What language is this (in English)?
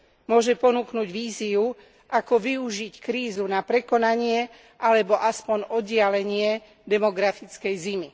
Slovak